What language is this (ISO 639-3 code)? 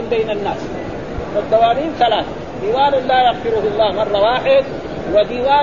ara